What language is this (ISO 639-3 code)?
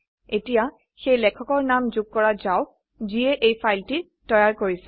asm